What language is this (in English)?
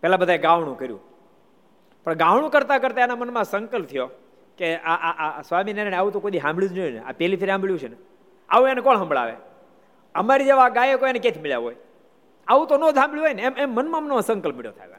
Gujarati